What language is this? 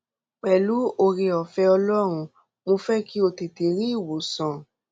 Yoruba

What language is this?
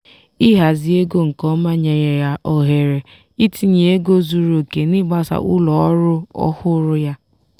Igbo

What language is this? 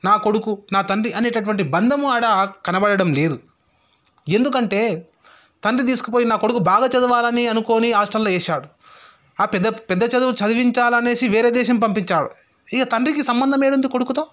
Telugu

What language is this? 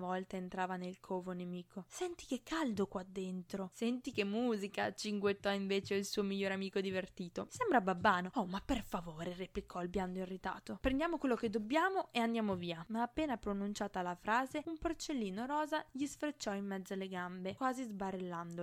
Italian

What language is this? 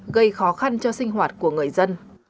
Vietnamese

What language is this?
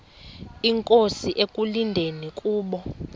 Xhosa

